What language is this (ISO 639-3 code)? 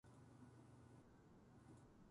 jpn